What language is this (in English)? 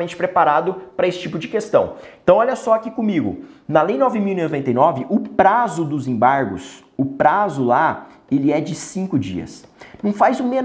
Portuguese